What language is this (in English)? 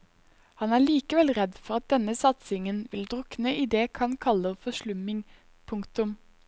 Norwegian